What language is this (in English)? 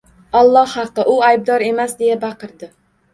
Uzbek